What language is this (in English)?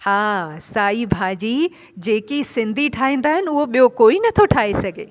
Sindhi